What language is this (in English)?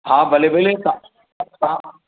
Sindhi